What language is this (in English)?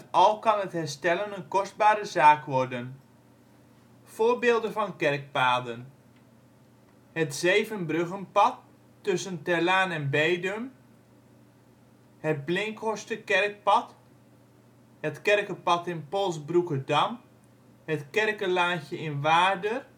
Dutch